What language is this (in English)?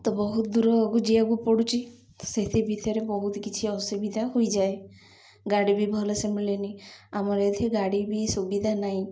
Odia